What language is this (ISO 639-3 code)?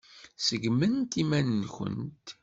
kab